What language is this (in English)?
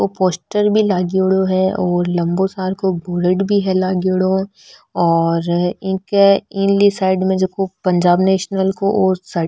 Marwari